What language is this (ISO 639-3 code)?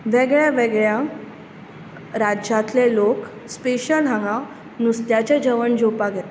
kok